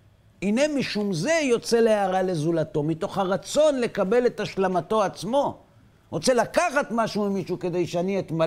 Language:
Hebrew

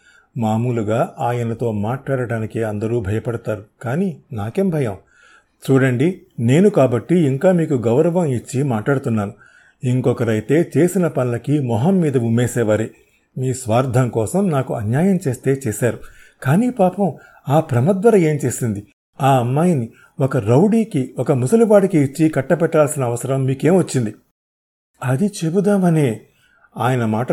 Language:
Telugu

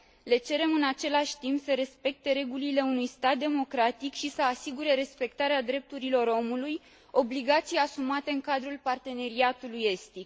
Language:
Romanian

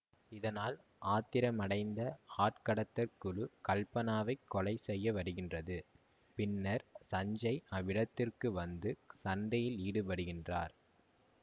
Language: Tamil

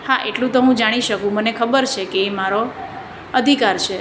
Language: Gujarati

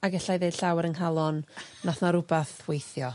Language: Welsh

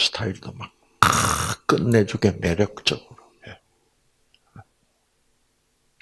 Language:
Korean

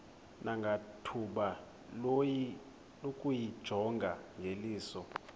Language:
Xhosa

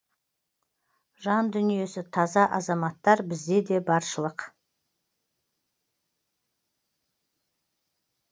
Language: Kazakh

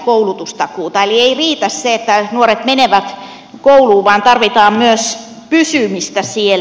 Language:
Finnish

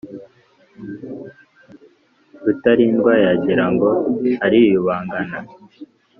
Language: Kinyarwanda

